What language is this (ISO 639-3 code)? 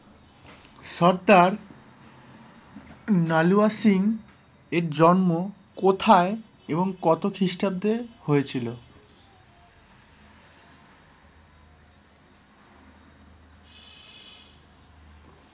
ben